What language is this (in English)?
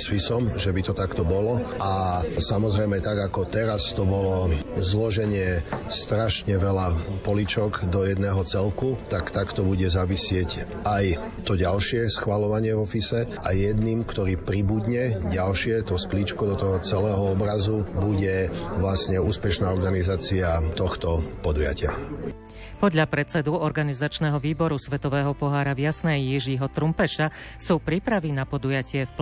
Slovak